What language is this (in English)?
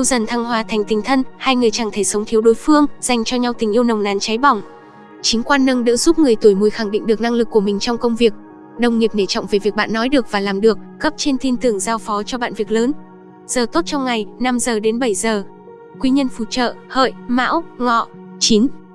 Vietnamese